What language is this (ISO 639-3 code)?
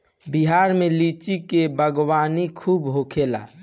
bho